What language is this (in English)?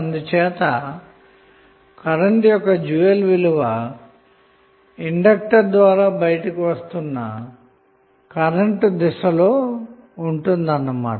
Telugu